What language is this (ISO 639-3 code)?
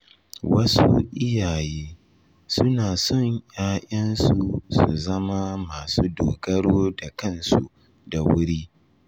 hau